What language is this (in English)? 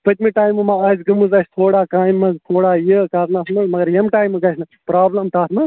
Kashmiri